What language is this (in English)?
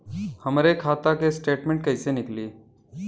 Bhojpuri